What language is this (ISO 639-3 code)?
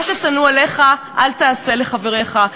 heb